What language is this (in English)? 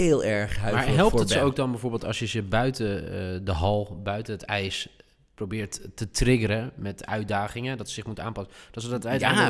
Dutch